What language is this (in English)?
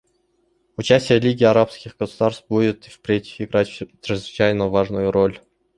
Russian